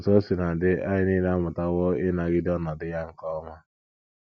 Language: Igbo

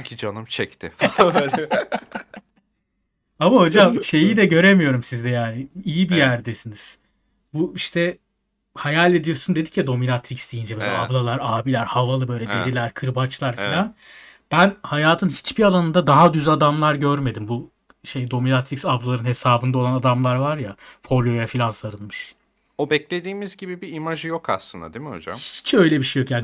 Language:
Turkish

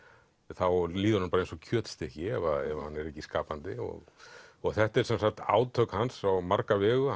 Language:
Icelandic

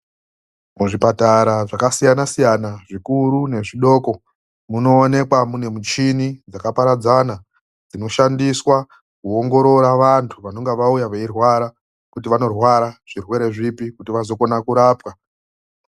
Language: Ndau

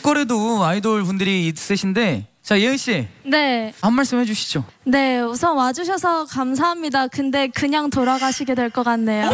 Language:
Korean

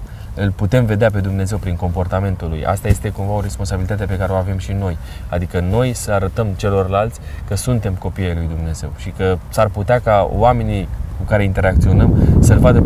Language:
Romanian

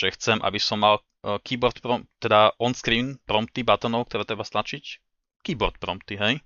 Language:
Slovak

